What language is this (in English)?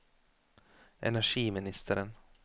Norwegian